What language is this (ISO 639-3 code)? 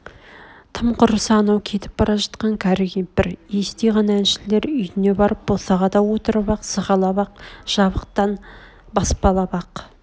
kaz